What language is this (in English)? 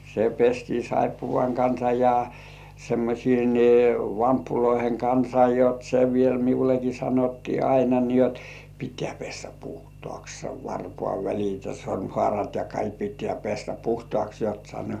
Finnish